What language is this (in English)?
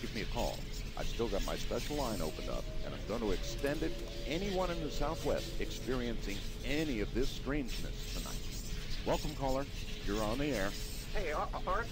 German